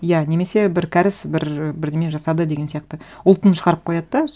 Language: Kazakh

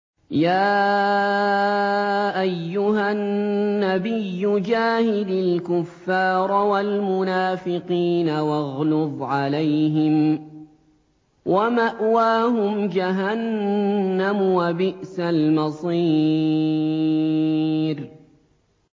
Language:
Arabic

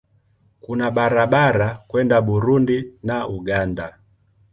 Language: Swahili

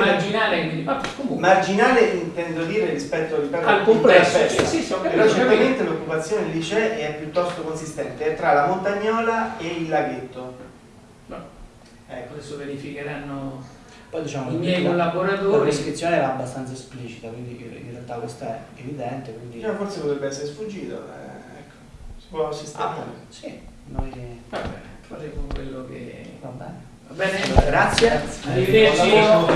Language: Italian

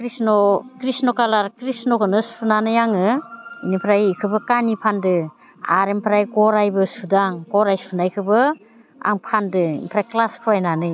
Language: Bodo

